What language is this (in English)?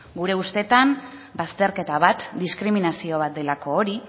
Basque